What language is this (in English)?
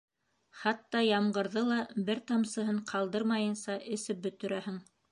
Bashkir